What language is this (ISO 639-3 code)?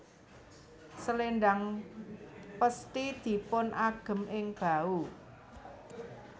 jav